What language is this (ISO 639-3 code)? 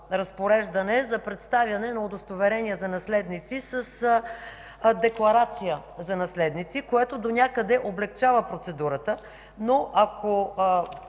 bul